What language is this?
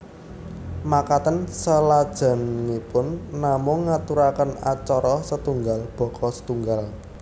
Javanese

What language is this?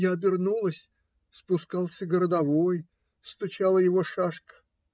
Russian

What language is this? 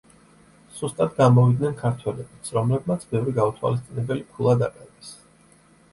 Georgian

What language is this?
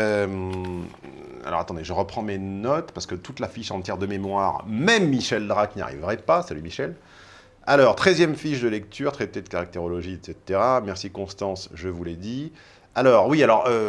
French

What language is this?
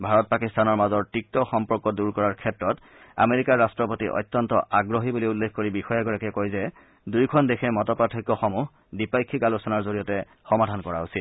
Assamese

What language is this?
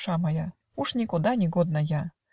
Russian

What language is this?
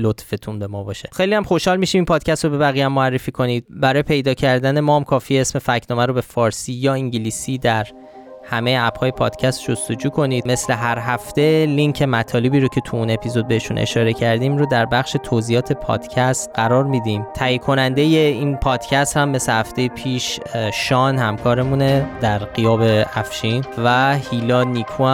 Persian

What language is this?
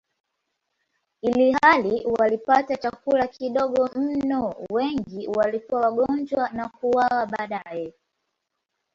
Swahili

